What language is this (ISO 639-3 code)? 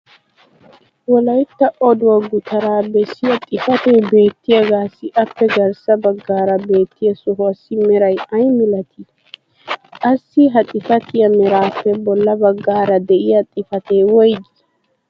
wal